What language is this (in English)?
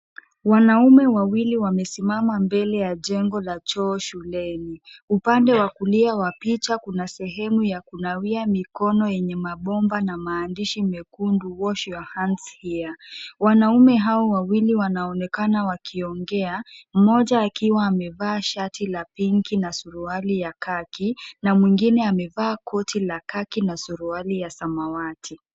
Swahili